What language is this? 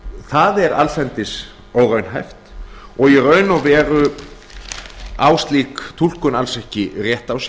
Icelandic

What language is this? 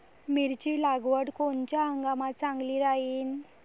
Marathi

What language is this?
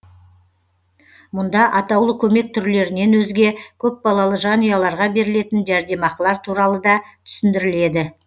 Kazakh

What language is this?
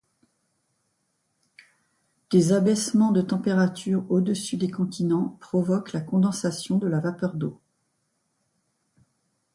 French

